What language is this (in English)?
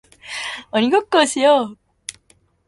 Japanese